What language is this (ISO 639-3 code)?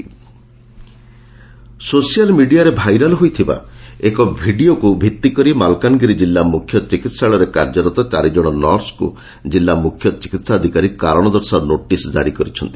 ori